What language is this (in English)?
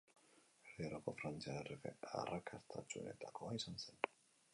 Basque